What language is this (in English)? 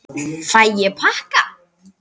Icelandic